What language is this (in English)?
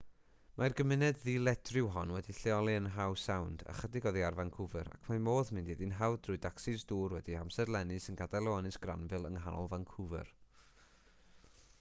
Welsh